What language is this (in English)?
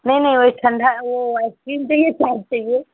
Hindi